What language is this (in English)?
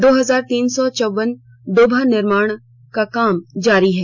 Hindi